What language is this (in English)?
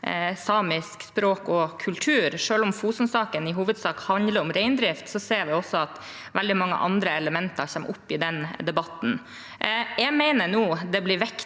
Norwegian